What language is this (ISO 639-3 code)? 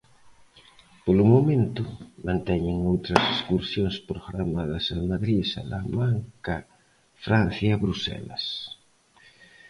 glg